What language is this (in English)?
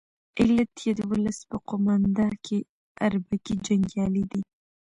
Pashto